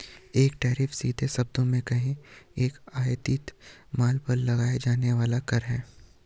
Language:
Hindi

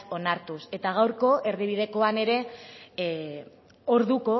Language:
Basque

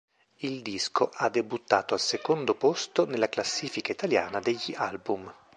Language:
Italian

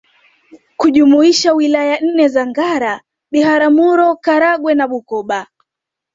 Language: Swahili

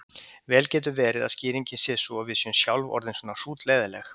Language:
Icelandic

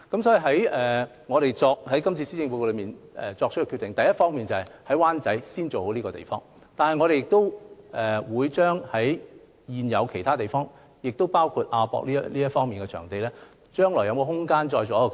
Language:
Cantonese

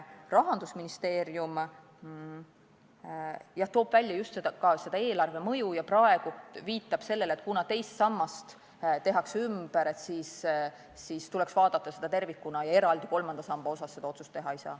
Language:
Estonian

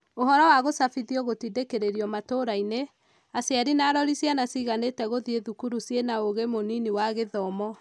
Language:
Kikuyu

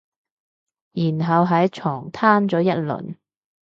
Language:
Cantonese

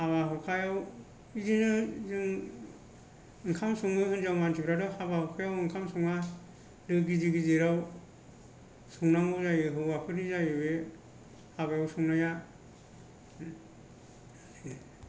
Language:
Bodo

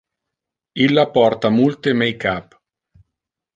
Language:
Interlingua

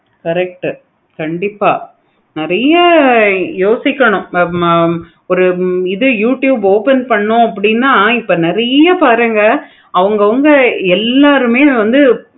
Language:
Tamil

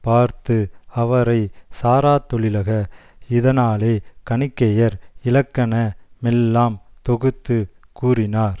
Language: Tamil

